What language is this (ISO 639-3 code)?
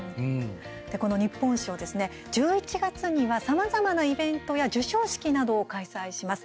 jpn